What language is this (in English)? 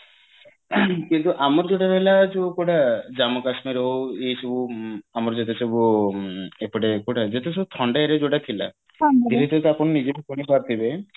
Odia